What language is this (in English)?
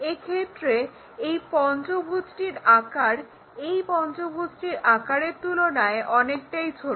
Bangla